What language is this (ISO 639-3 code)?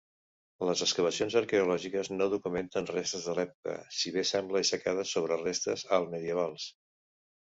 cat